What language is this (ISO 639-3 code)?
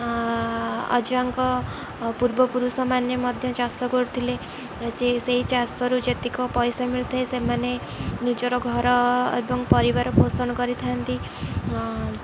ori